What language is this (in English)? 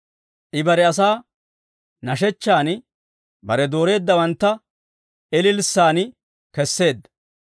Dawro